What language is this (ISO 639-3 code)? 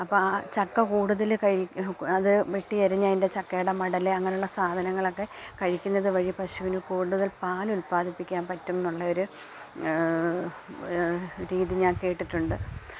mal